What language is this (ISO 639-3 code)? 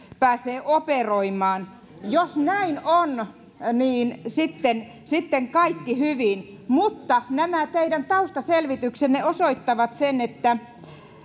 fin